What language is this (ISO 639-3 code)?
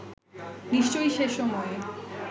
ben